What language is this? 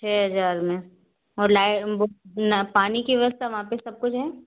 Hindi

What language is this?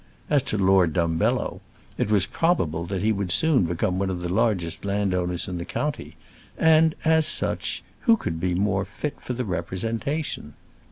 English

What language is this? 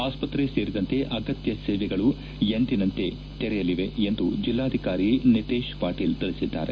Kannada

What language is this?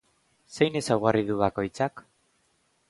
Basque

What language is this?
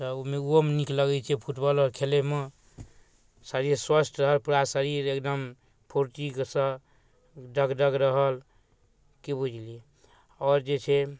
Maithili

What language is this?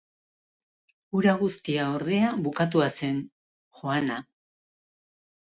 Basque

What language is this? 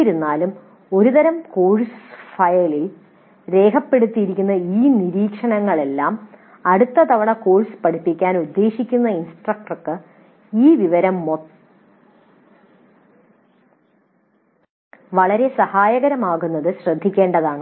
Malayalam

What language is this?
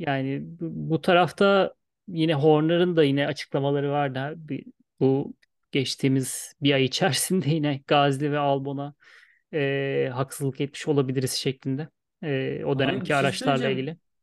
Turkish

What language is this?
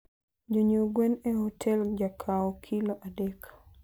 Luo (Kenya and Tanzania)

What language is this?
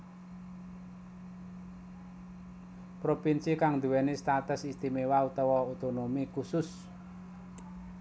Javanese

